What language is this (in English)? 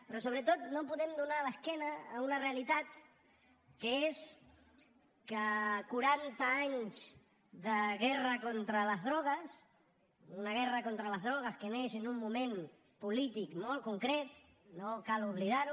Catalan